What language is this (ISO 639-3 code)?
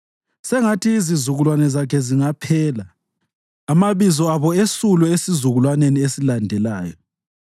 nde